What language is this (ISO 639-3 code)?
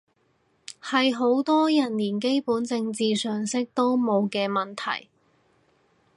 yue